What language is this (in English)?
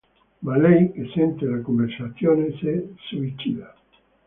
Italian